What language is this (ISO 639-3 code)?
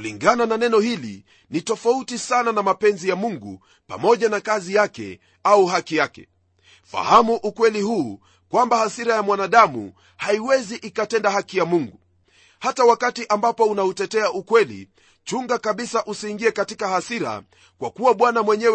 swa